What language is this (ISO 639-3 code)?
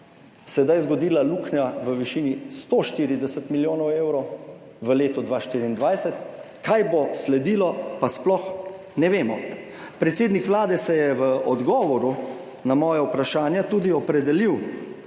slv